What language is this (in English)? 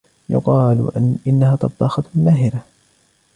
Arabic